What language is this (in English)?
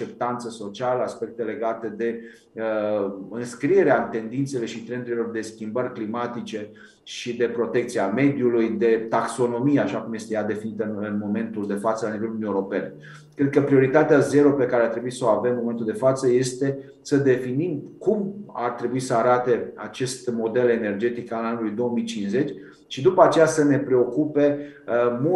Romanian